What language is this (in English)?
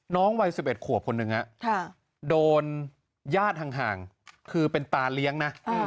Thai